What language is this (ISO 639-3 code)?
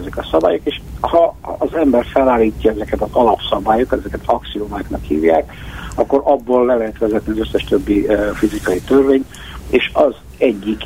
hun